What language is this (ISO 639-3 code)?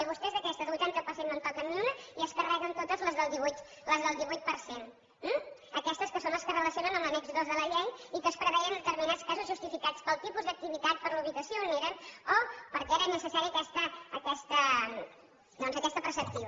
cat